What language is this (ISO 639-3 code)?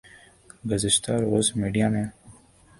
urd